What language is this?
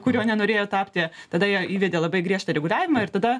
Lithuanian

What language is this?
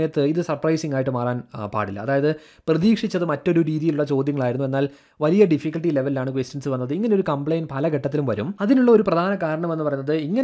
Malayalam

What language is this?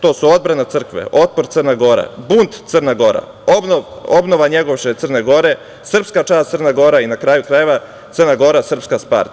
Serbian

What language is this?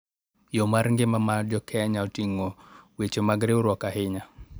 Luo (Kenya and Tanzania)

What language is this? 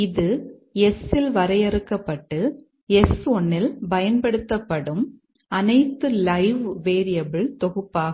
Tamil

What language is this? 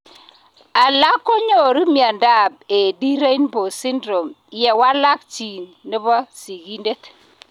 Kalenjin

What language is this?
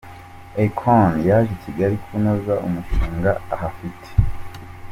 Kinyarwanda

